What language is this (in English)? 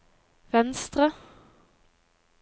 Norwegian